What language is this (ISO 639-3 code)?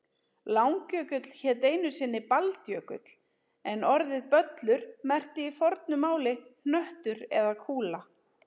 isl